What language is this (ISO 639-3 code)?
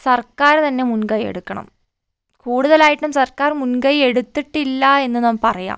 mal